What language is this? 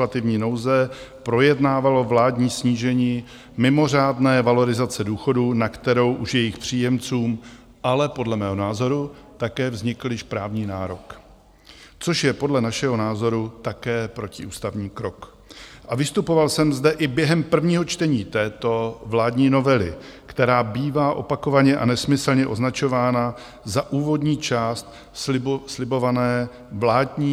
Czech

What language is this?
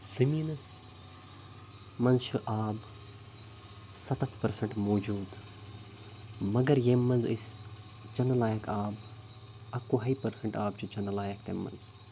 Kashmiri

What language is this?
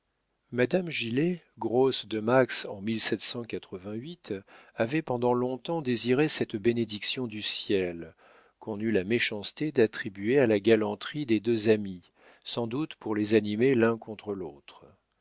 French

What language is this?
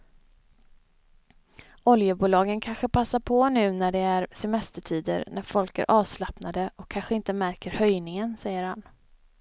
Swedish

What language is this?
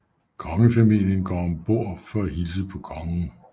Danish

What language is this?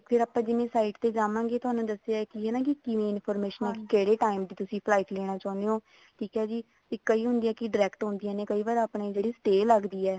Punjabi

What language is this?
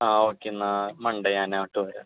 Malayalam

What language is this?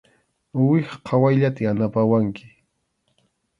Arequipa-La Unión Quechua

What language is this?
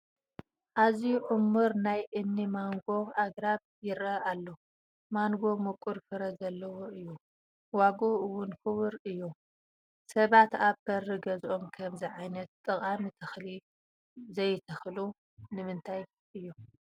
Tigrinya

